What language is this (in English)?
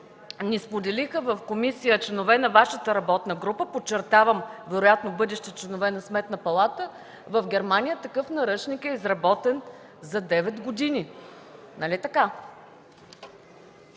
Bulgarian